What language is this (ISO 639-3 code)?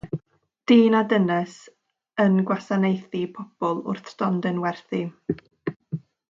cym